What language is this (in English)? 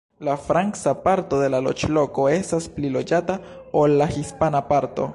Esperanto